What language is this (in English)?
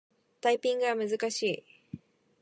Japanese